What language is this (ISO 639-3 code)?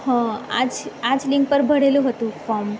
guj